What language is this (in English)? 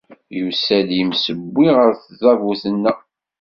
Kabyle